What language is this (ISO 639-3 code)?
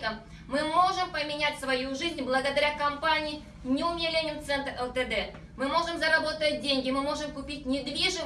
rus